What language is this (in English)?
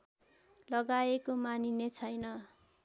Nepali